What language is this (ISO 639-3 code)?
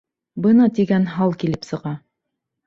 bak